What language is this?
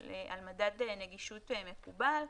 Hebrew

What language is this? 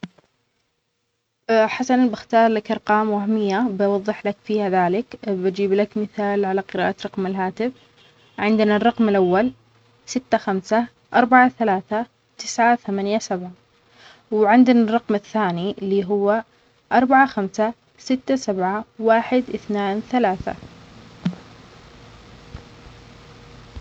Omani Arabic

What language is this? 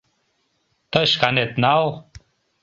Mari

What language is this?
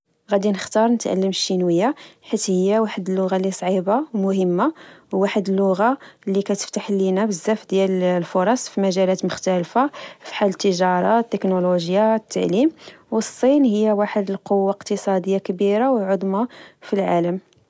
Moroccan Arabic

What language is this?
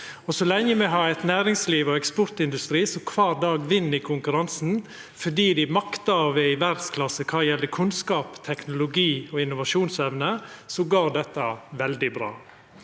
Norwegian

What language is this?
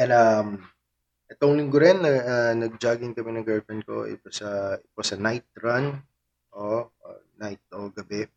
Filipino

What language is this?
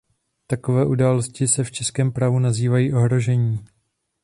Czech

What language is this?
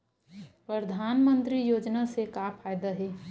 Chhattisgarhi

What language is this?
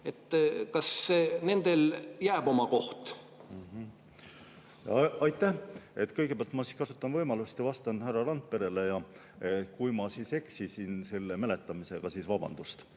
Estonian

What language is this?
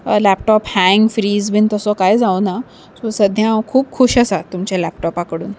Konkani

